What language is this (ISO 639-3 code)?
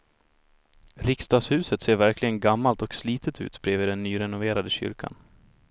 swe